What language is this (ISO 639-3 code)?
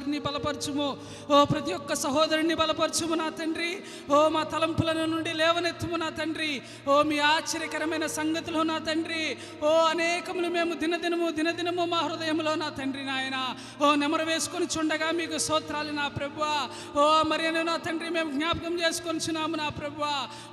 tel